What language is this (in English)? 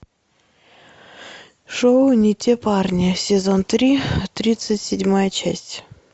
Russian